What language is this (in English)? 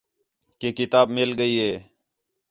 Khetrani